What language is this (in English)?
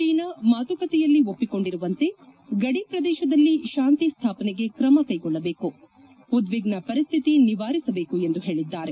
Kannada